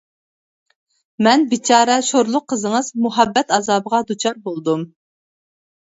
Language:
Uyghur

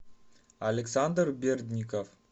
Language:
Russian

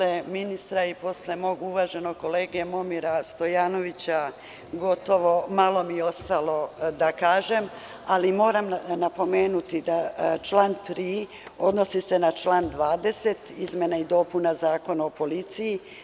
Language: Serbian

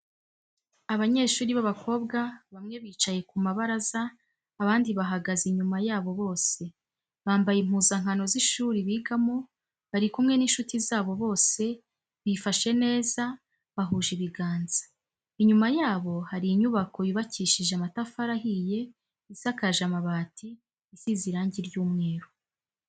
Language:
Kinyarwanda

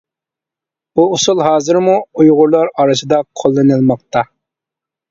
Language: Uyghur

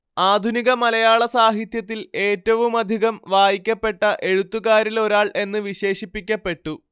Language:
Malayalam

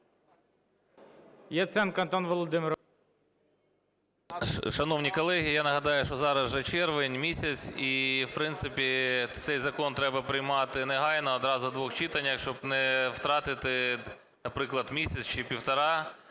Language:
Ukrainian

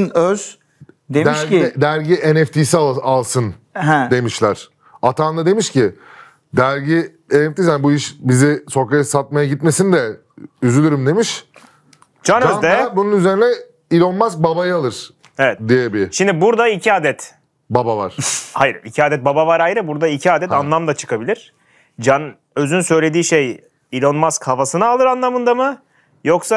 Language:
Turkish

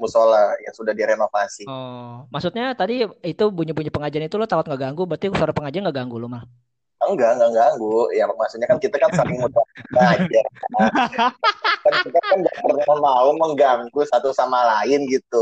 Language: Indonesian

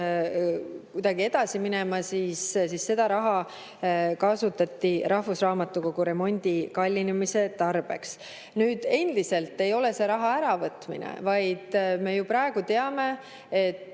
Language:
Estonian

